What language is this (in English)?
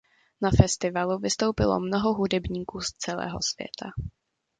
Czech